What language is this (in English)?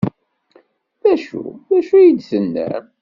Kabyle